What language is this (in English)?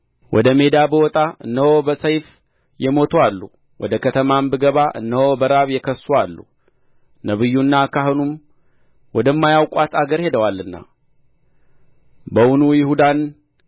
Amharic